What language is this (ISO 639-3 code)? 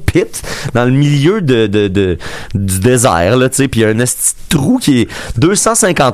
fra